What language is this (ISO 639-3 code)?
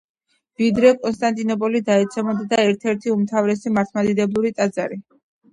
kat